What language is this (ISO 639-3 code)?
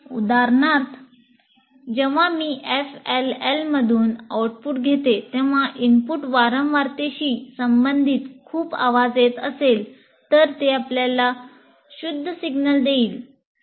mar